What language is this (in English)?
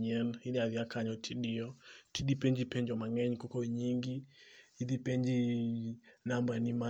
Luo (Kenya and Tanzania)